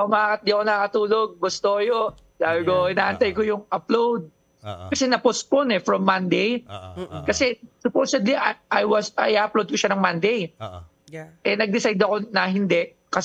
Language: Filipino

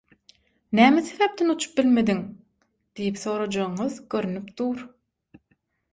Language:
Turkmen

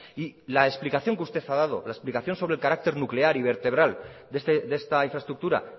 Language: Spanish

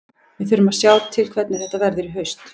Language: Icelandic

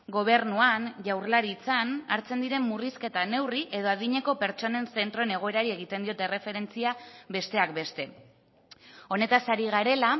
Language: Basque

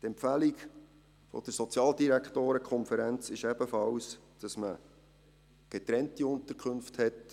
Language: Swiss German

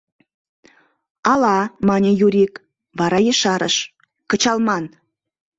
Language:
Mari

